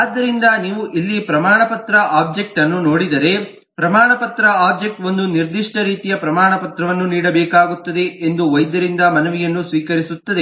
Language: Kannada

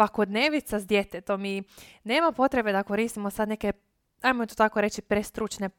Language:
Croatian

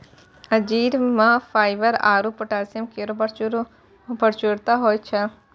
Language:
Maithili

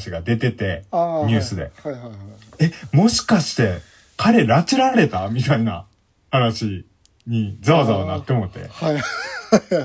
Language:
Japanese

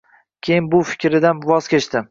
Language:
Uzbek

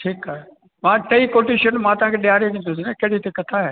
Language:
Sindhi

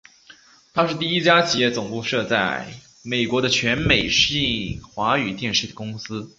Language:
Chinese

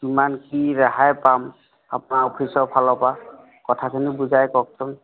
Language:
Assamese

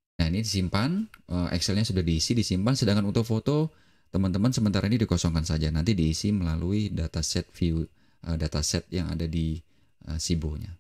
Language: Indonesian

